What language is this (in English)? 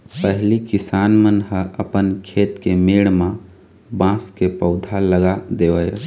Chhattisgarhi